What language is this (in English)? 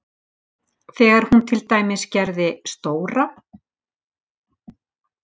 Icelandic